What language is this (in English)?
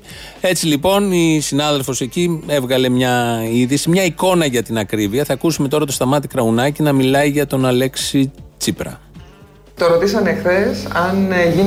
Greek